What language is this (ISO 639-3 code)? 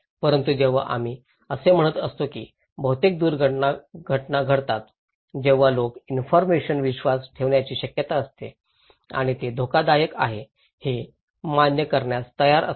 mar